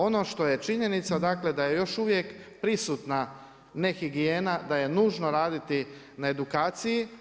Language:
Croatian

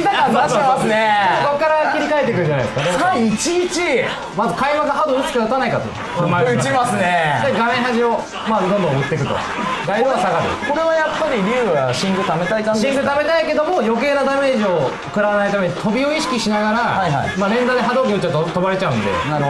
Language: Japanese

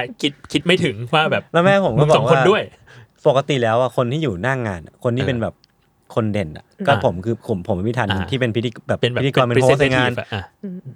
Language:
Thai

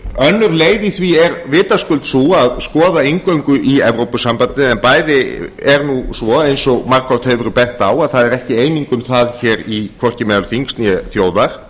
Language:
Icelandic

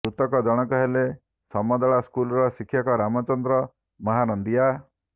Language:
Odia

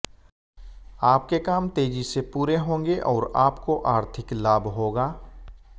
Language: Hindi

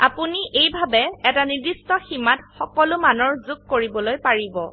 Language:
Assamese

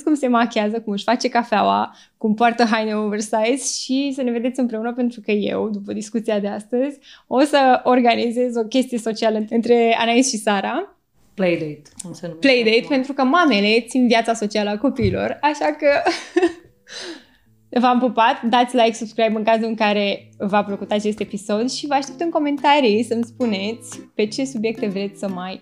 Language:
Romanian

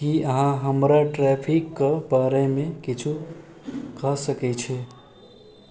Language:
Maithili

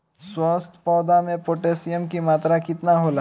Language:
Bhojpuri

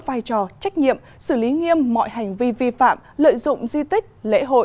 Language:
Vietnamese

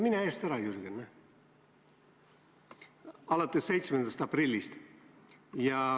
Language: Estonian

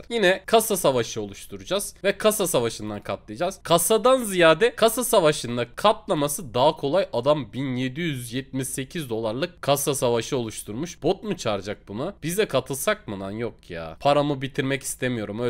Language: Turkish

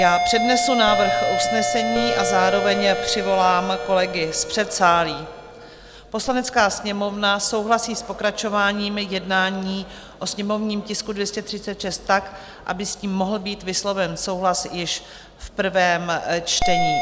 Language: Czech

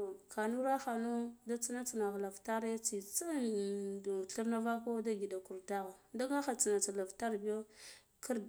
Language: Guduf-Gava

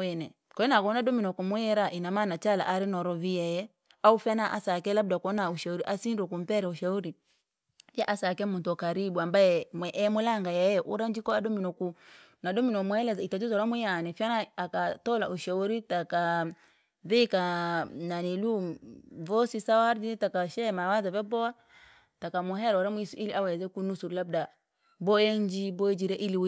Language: Langi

